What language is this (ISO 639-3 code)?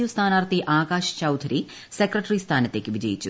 mal